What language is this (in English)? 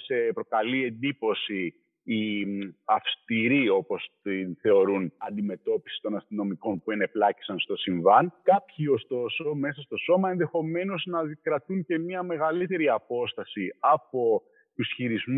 Greek